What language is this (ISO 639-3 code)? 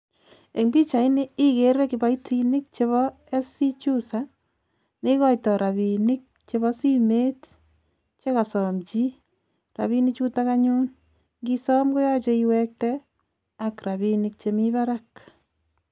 kln